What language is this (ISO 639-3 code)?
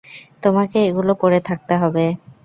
ben